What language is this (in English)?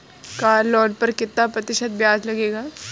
Hindi